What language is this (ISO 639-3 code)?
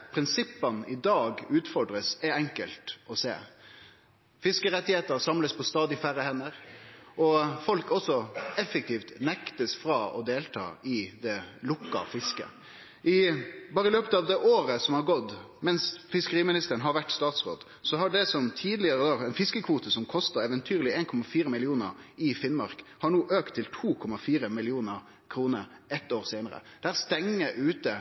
nno